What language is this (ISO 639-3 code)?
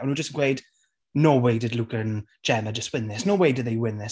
cym